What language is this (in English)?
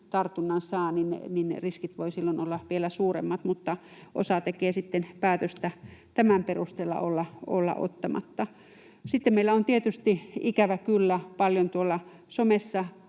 Finnish